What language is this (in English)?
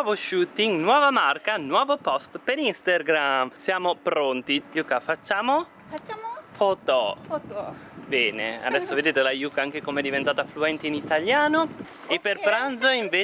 Italian